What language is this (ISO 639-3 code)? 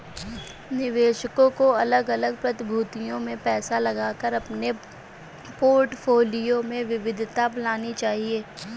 hin